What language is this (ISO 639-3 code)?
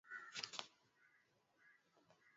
swa